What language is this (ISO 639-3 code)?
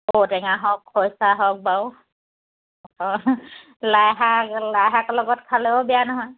asm